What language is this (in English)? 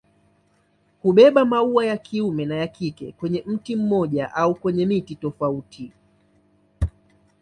Swahili